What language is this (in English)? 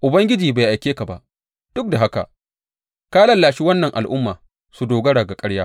Hausa